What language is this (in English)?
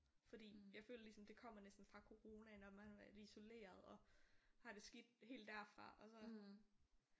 Danish